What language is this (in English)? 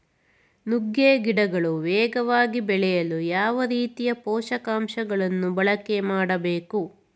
Kannada